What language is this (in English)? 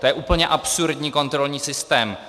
Czech